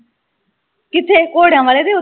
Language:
Punjabi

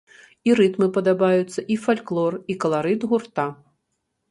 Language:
Belarusian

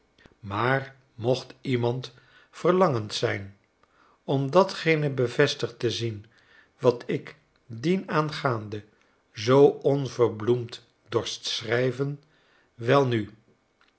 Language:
Dutch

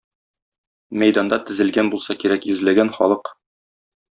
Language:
Tatar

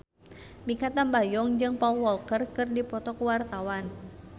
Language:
Sundanese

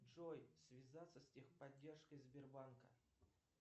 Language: Russian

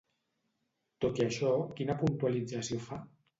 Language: Catalan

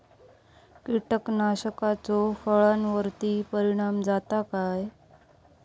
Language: Marathi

